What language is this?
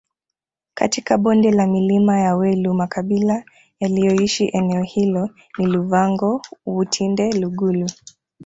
Swahili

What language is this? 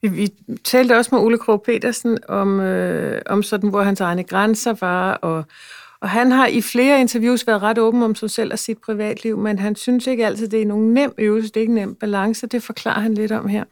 Danish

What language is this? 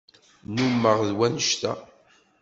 Kabyle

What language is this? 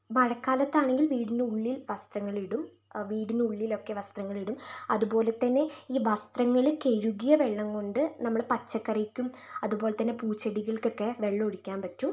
Malayalam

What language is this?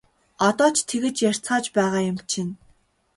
Mongolian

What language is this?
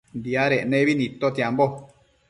Matsés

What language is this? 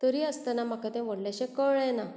Konkani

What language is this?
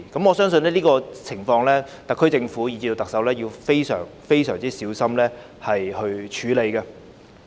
Cantonese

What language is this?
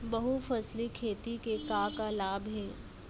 Chhattisgarhi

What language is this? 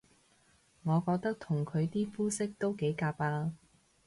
Cantonese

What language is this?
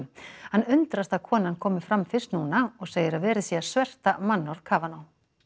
Icelandic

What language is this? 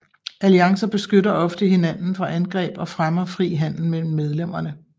Danish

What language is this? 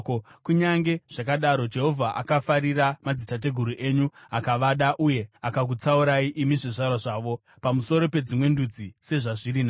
Shona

